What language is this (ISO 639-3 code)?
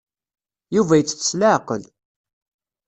kab